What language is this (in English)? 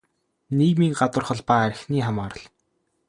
Mongolian